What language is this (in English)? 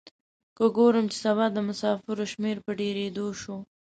Pashto